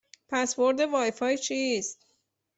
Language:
Persian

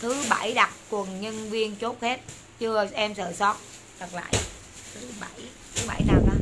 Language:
Vietnamese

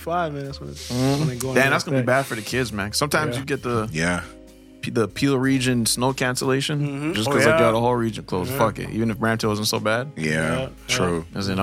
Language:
English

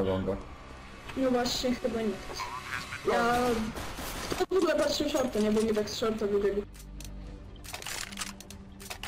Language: Polish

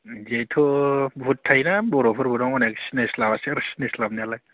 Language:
Bodo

